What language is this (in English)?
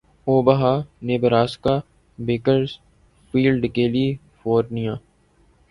Urdu